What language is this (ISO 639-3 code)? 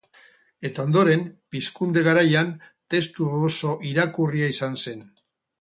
eus